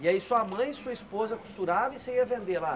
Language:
Portuguese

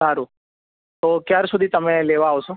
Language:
Gujarati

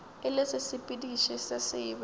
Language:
Northern Sotho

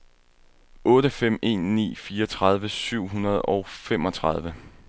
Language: Danish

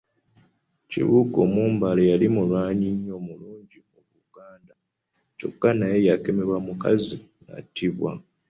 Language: Ganda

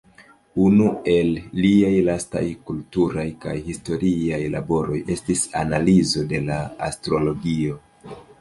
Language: Esperanto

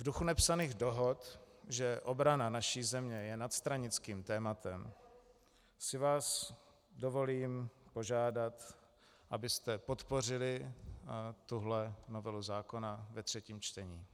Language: Czech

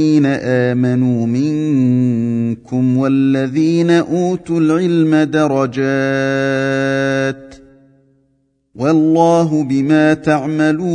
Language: Arabic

